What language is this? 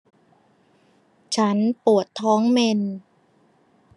Thai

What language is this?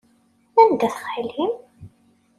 Kabyle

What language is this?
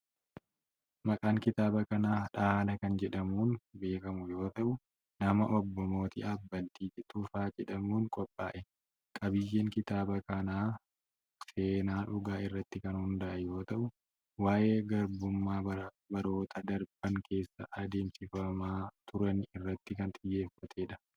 Oromo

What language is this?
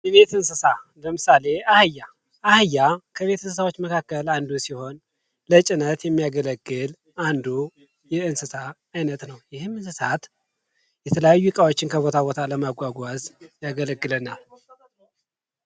Amharic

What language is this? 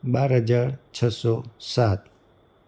Gujarati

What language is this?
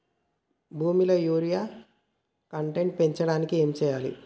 Telugu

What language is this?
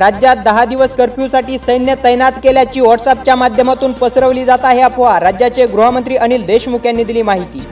Marathi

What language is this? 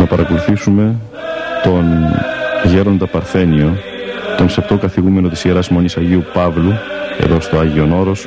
Greek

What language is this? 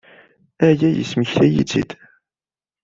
Kabyle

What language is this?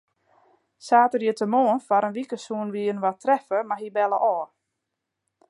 Western Frisian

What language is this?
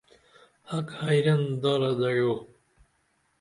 Dameli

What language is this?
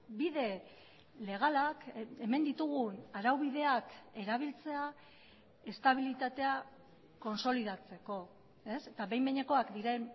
Basque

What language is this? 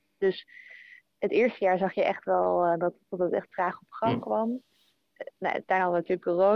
Dutch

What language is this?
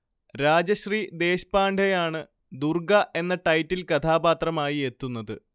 Malayalam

